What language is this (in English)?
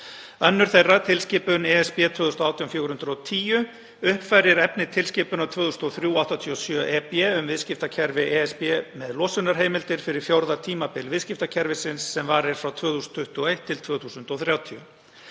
Icelandic